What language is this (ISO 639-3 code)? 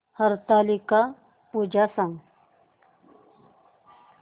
mar